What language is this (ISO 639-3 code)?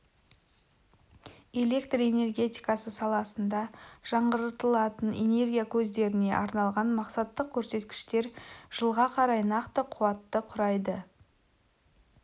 kaz